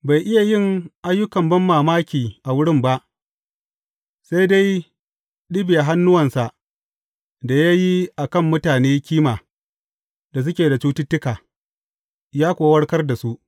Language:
Hausa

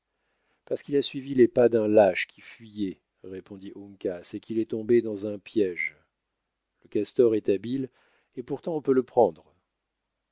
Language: French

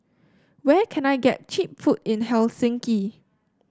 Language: English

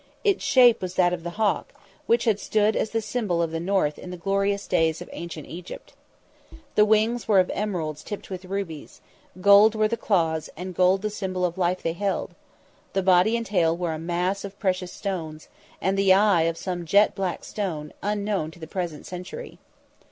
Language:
English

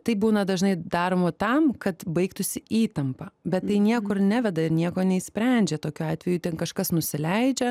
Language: Lithuanian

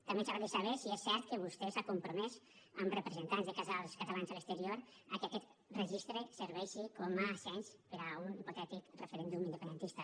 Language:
Catalan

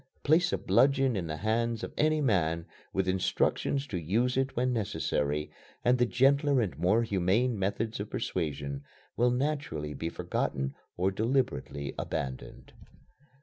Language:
English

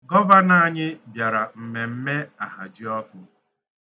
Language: Igbo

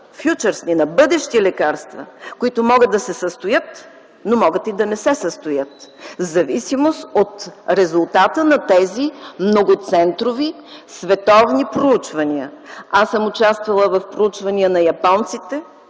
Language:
Bulgarian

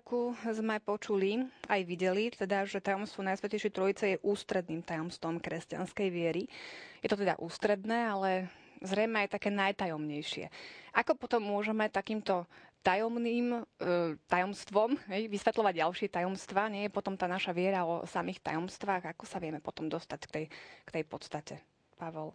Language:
Slovak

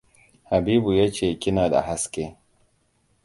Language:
Hausa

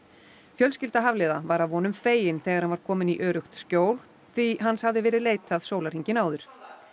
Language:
Icelandic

